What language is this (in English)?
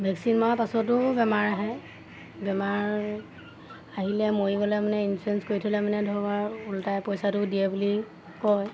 Assamese